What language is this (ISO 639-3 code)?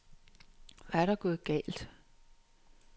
dan